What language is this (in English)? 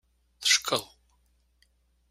Kabyle